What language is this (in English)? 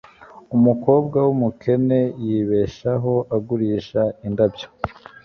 Kinyarwanda